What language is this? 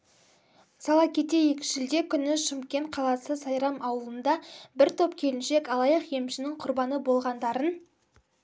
Kazakh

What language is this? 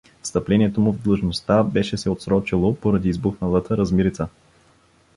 Bulgarian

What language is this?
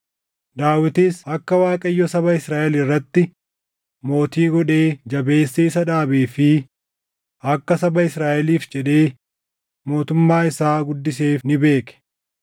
Oromo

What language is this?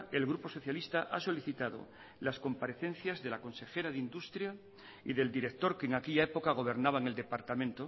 Spanish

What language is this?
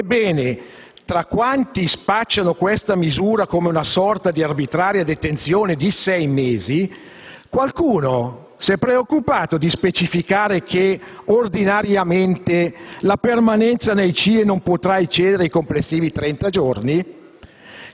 Italian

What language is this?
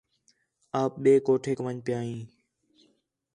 Khetrani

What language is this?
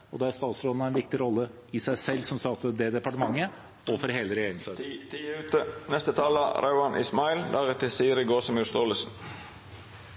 Norwegian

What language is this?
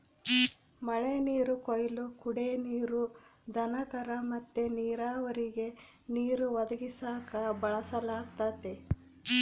Kannada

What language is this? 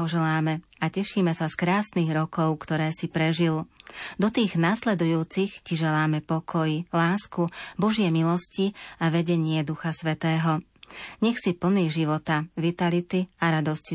Slovak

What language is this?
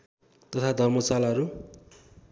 Nepali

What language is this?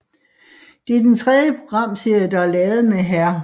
Danish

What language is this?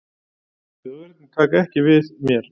Icelandic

